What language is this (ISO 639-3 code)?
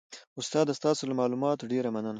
pus